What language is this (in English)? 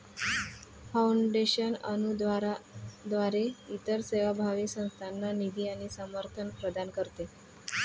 Marathi